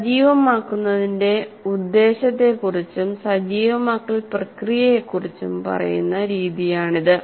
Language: Malayalam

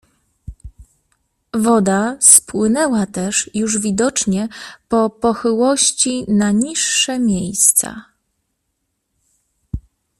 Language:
Polish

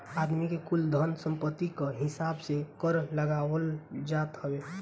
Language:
Bhojpuri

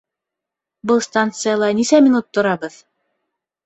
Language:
Bashkir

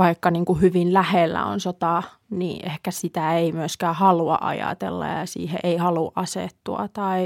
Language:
Finnish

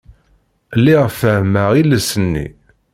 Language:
Kabyle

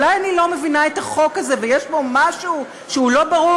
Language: Hebrew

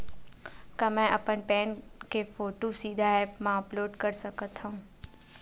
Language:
Chhattisgarhi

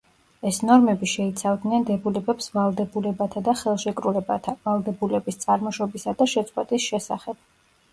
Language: Georgian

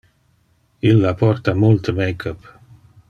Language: Interlingua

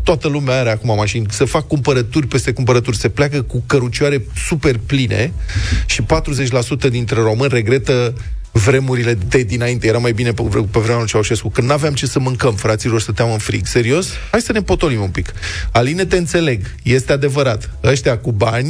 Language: Romanian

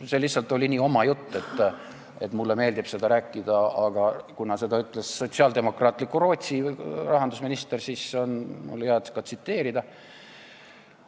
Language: Estonian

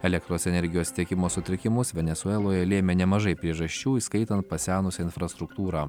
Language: Lithuanian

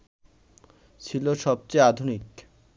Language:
Bangla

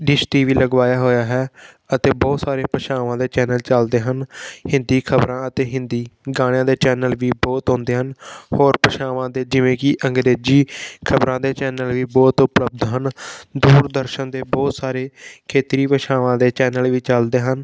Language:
Punjabi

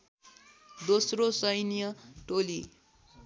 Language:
Nepali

